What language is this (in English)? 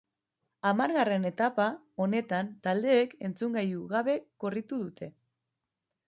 Basque